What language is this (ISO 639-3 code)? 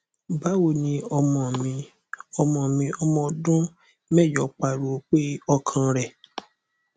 yor